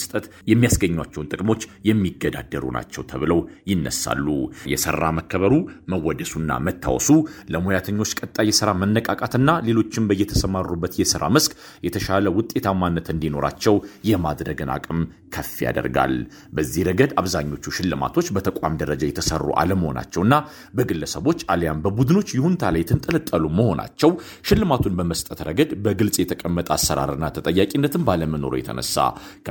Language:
Amharic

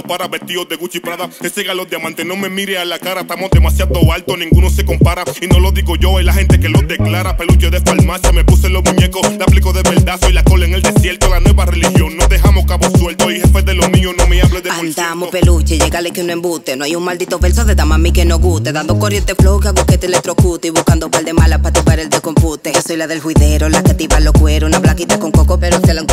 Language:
Italian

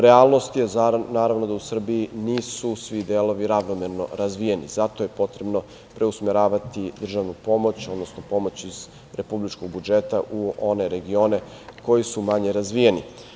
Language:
Serbian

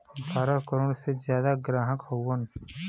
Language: Bhojpuri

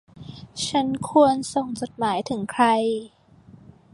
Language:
Thai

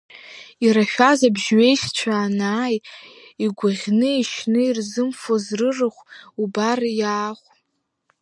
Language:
Abkhazian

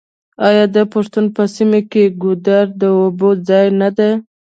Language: Pashto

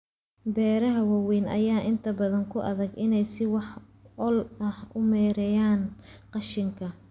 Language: Somali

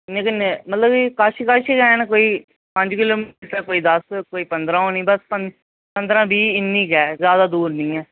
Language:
Dogri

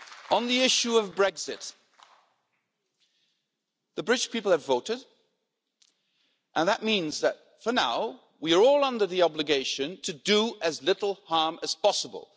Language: English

